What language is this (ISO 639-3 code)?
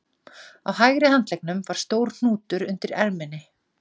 isl